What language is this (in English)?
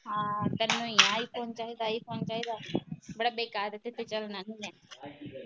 Punjabi